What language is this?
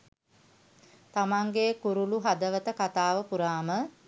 Sinhala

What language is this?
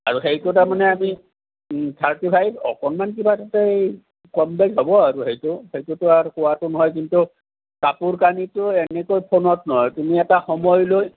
Assamese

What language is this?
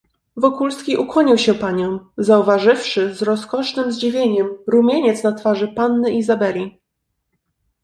Polish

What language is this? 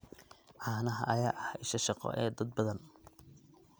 Somali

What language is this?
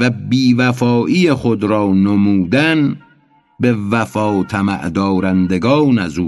Persian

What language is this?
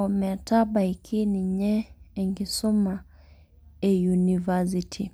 Masai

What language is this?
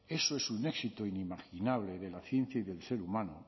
Spanish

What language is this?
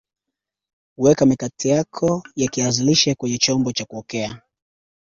Swahili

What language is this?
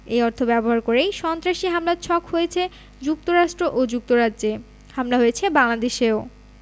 Bangla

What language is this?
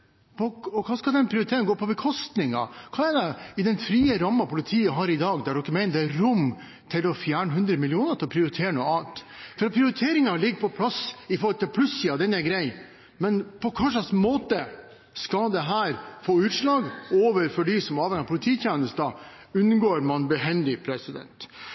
Norwegian Bokmål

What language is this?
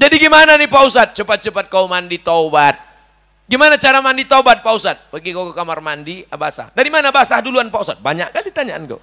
Indonesian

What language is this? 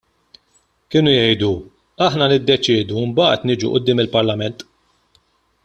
Maltese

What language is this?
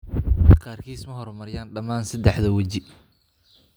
Somali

